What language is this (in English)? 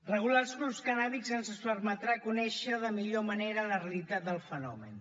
Catalan